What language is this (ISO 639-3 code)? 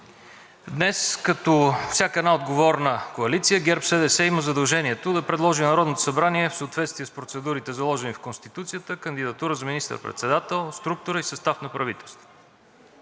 bul